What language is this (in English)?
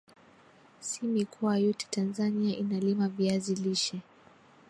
Swahili